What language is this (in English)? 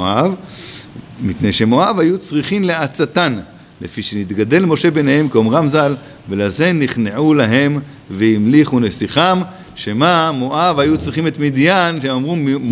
Hebrew